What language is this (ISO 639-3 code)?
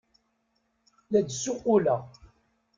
kab